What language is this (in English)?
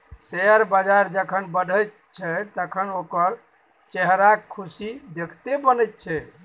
Maithili